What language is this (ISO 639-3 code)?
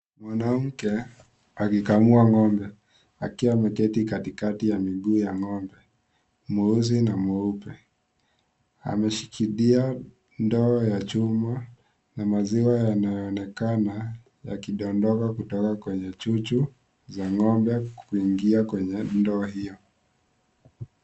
swa